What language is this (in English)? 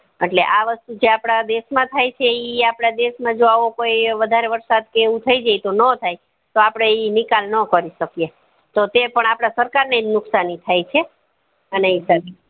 Gujarati